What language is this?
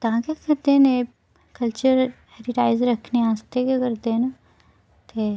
Dogri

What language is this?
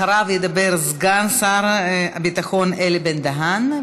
Hebrew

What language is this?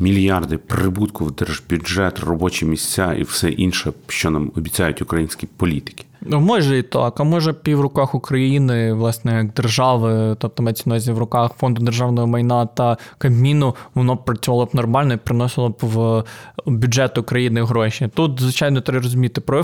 Ukrainian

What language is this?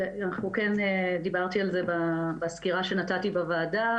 Hebrew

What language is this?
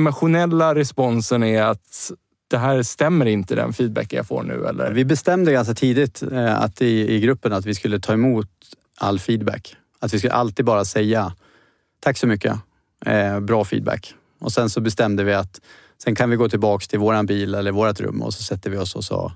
Swedish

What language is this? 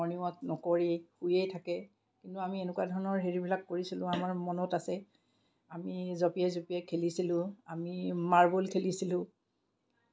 Assamese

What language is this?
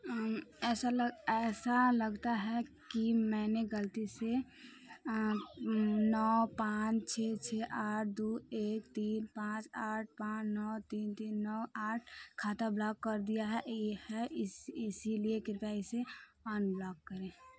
Hindi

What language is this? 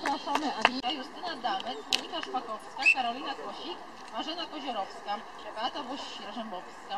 Polish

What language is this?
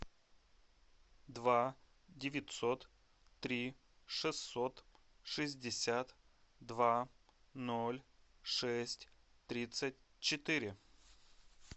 Russian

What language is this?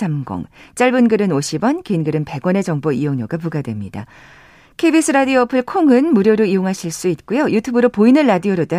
Korean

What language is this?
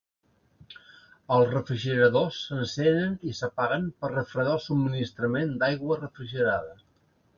Catalan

